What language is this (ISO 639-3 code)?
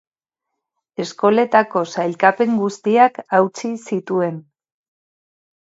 eus